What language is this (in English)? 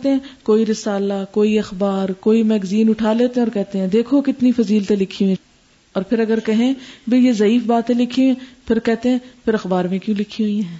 Urdu